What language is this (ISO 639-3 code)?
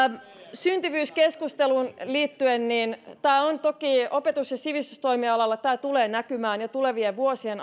fin